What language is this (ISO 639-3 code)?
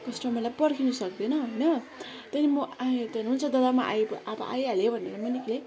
nep